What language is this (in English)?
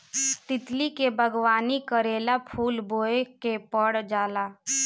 Bhojpuri